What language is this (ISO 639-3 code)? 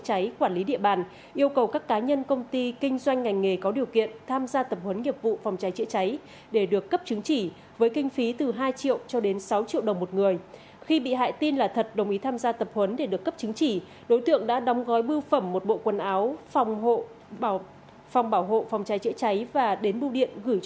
vie